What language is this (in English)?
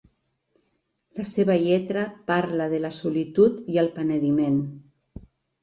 Catalan